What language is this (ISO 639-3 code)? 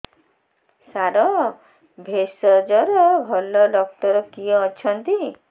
ori